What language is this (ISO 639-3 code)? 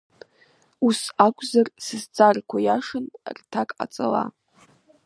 abk